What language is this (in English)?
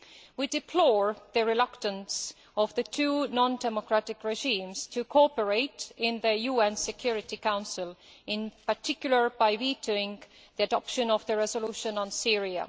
English